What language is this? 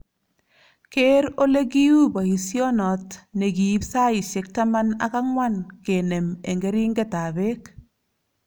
Kalenjin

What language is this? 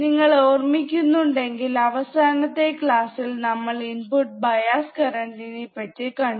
Malayalam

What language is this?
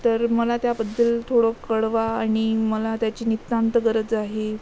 Marathi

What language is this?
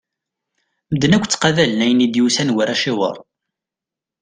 Kabyle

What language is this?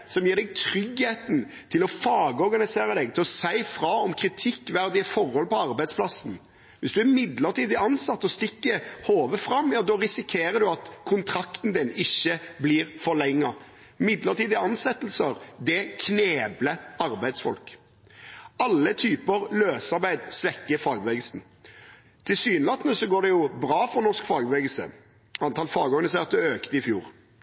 Norwegian Bokmål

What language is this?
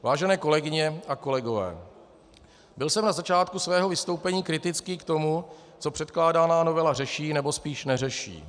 Czech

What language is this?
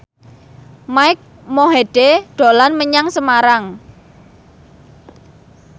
Javanese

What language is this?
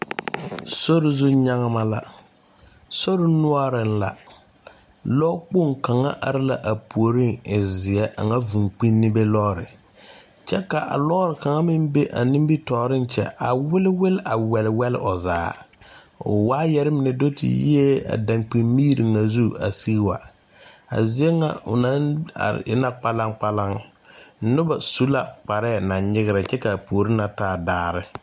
Southern Dagaare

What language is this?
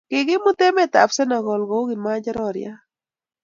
Kalenjin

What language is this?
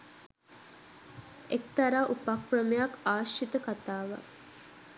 Sinhala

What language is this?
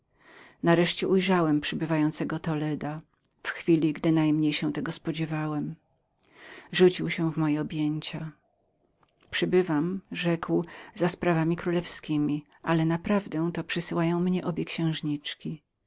Polish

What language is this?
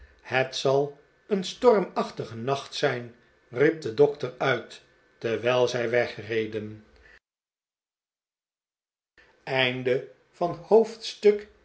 Dutch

